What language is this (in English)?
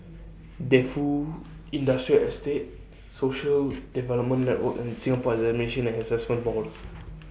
English